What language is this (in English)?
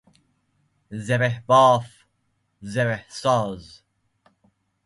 Persian